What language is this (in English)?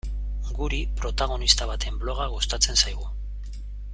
Basque